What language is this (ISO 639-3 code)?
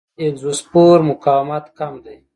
pus